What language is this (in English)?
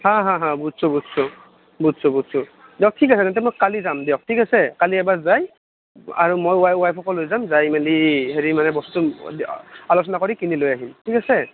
Assamese